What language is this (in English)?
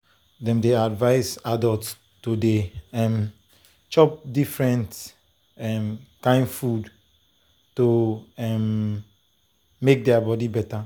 Nigerian Pidgin